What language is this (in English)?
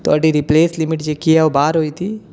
Dogri